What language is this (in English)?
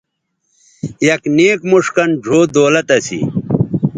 Bateri